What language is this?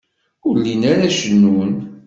Kabyle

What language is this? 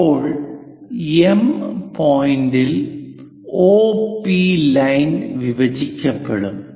Malayalam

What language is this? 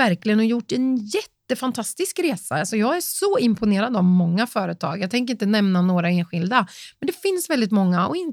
Swedish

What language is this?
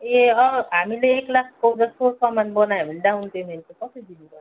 Nepali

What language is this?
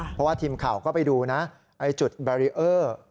Thai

